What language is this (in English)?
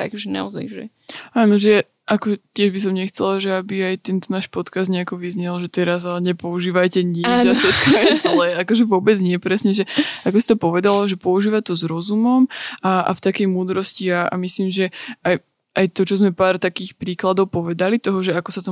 Slovak